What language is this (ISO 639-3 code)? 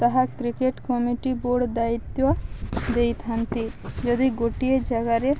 ori